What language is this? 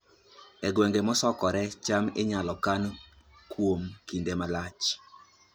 Luo (Kenya and Tanzania)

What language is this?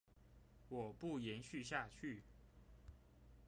Chinese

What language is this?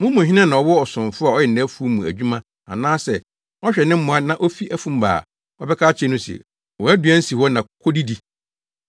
Akan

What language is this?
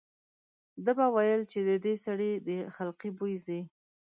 Pashto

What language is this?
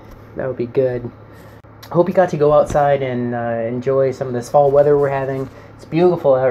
English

